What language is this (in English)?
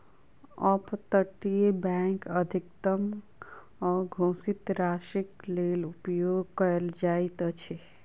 Maithili